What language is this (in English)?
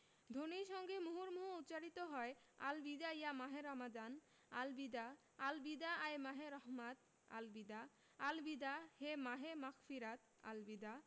Bangla